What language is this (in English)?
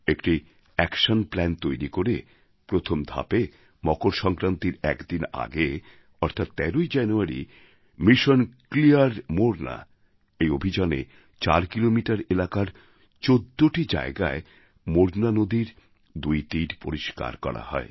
Bangla